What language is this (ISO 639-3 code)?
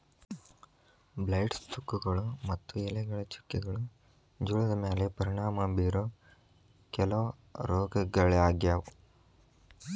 kan